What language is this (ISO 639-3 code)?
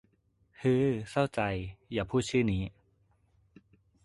tha